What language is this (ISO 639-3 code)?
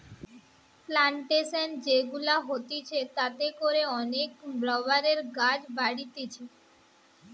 ben